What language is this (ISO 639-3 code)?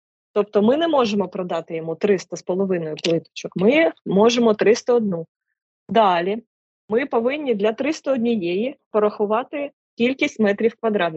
ukr